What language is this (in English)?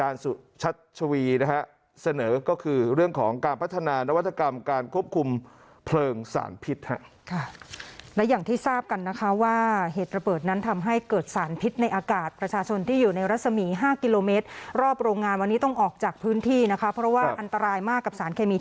Thai